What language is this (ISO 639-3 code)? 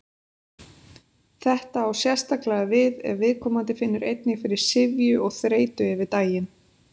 isl